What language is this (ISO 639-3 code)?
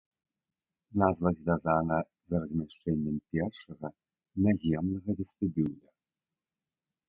bel